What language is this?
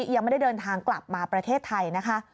Thai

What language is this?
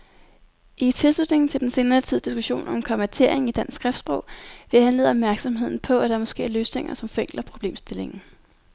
Danish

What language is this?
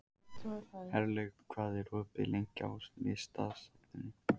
Icelandic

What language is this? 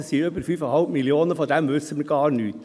Swiss German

